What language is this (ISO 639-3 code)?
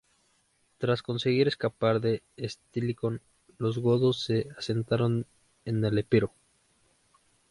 spa